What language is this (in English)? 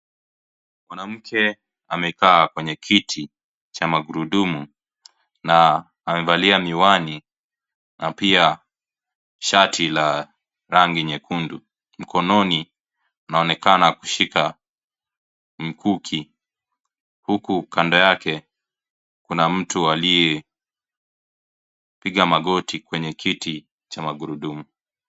Swahili